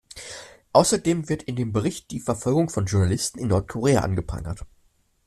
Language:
German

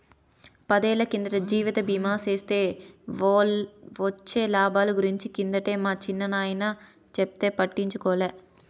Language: Telugu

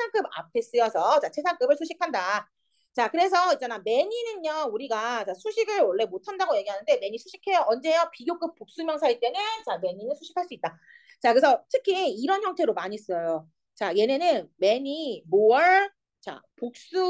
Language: Korean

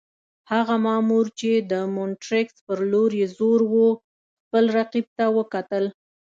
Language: Pashto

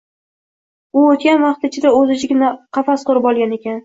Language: Uzbek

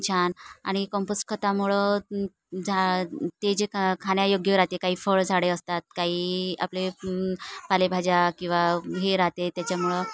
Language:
Marathi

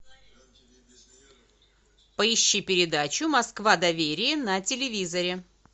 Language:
Russian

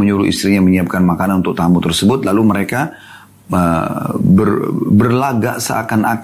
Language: Indonesian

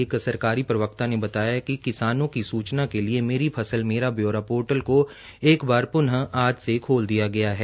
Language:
Hindi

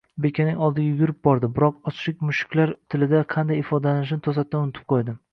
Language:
Uzbek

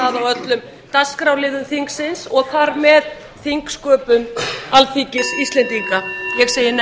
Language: Icelandic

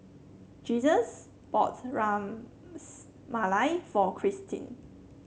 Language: English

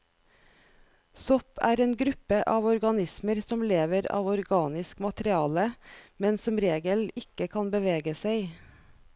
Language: Norwegian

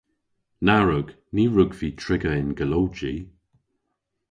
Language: Cornish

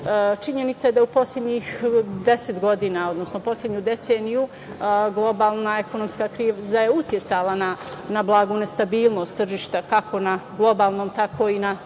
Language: Serbian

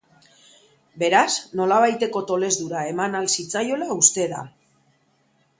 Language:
Basque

